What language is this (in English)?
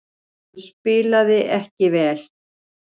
Icelandic